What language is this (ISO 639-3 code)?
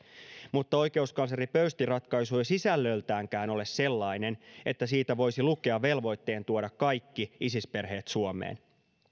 fin